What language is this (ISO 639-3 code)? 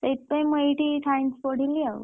ori